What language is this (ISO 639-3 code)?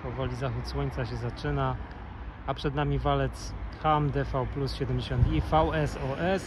pol